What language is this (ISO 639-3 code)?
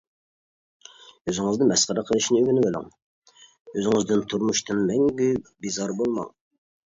uig